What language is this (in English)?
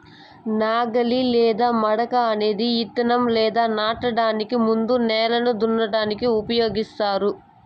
Telugu